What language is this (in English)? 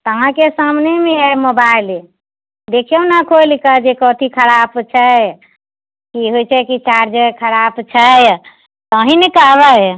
Maithili